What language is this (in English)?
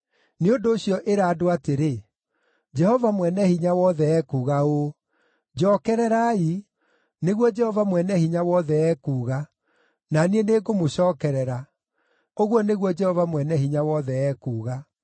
Kikuyu